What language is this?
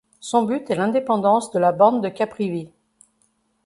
French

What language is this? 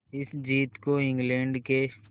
Hindi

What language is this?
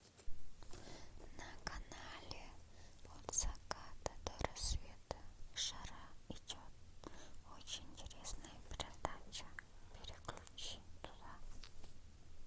Russian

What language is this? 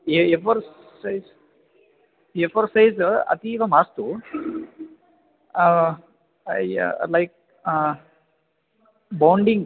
Sanskrit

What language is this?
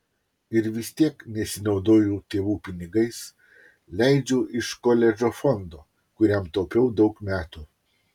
Lithuanian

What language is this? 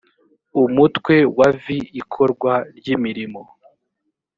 Kinyarwanda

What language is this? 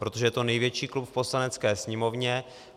Czech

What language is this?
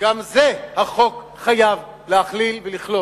Hebrew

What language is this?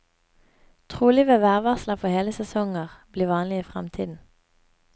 Norwegian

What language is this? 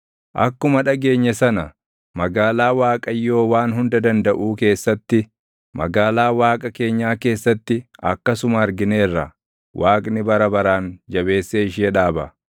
Oromo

